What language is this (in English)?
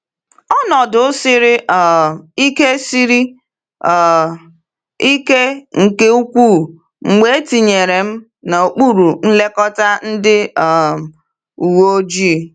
Igbo